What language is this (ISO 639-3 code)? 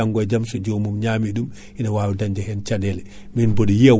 ful